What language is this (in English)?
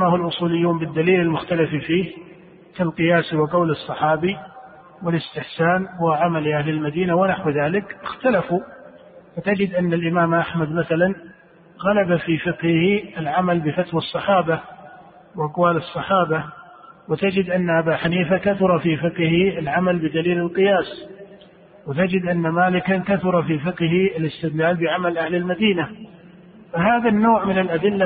Arabic